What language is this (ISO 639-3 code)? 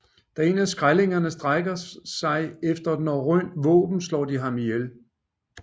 dan